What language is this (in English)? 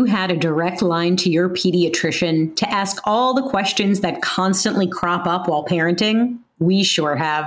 English